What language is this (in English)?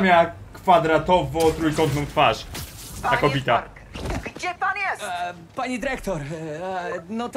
Polish